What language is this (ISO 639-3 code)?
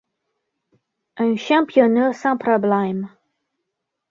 fra